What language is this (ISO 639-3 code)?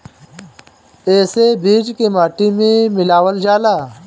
bho